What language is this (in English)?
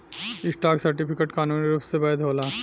Bhojpuri